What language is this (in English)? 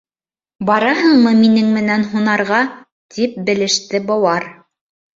Bashkir